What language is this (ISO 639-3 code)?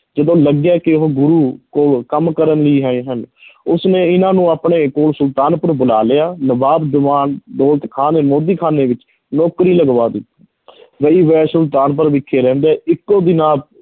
pan